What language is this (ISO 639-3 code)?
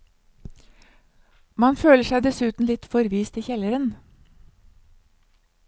nor